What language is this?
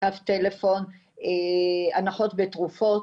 Hebrew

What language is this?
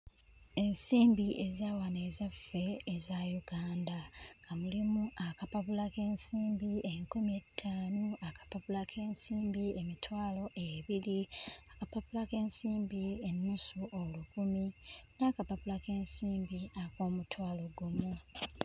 Ganda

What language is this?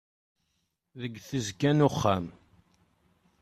Kabyle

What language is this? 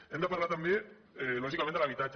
Catalan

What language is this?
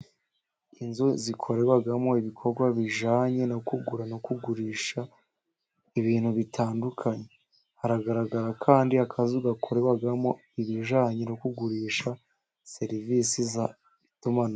Kinyarwanda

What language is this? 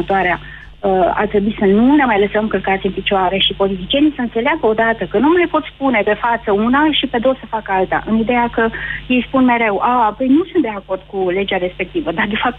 Romanian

